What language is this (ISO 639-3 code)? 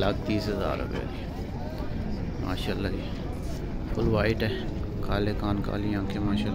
ron